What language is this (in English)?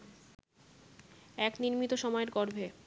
Bangla